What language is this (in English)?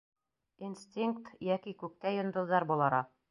Bashkir